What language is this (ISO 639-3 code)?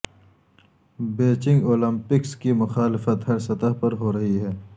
urd